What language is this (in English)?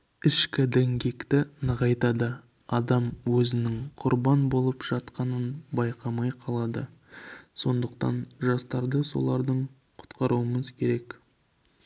Kazakh